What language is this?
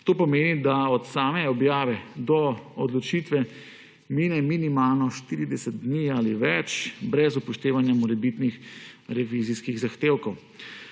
Slovenian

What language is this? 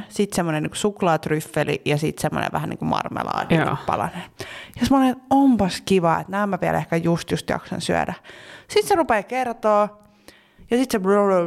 Finnish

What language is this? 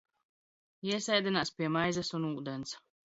Latvian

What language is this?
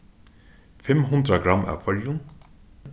Faroese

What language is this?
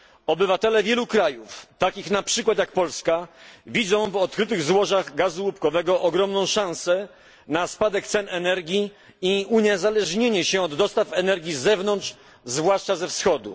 Polish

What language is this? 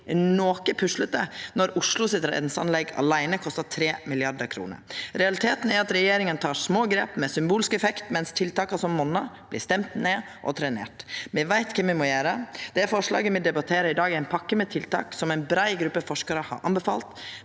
Norwegian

